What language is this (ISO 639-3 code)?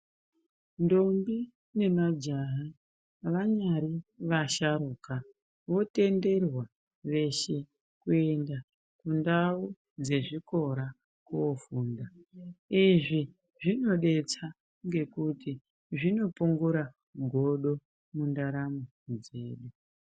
ndc